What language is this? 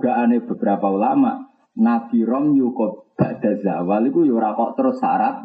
Indonesian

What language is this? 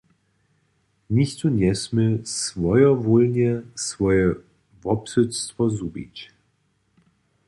Upper Sorbian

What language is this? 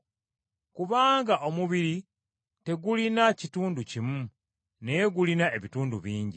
Ganda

